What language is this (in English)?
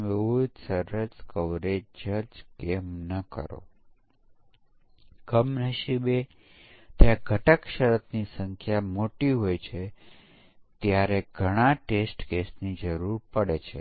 Gujarati